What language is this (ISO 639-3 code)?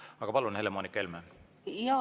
est